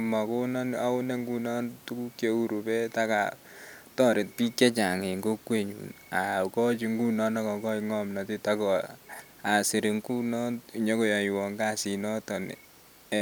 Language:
Kalenjin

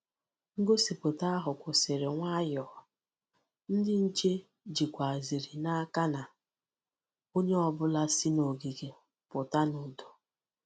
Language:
Igbo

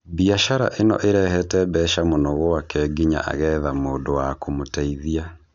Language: Kikuyu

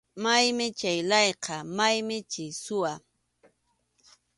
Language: Arequipa-La Unión Quechua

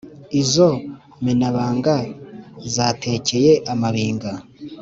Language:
Kinyarwanda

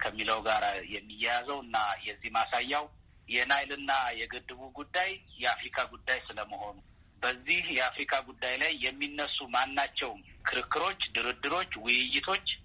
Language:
Amharic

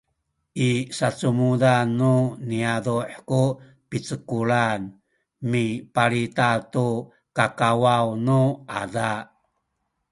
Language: Sakizaya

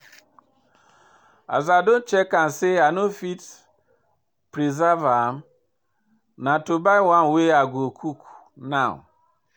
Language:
Nigerian Pidgin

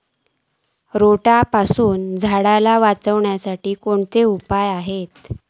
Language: Marathi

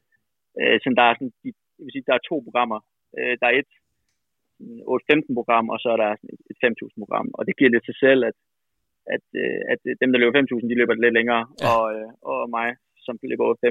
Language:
Danish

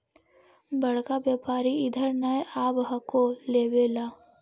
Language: Magahi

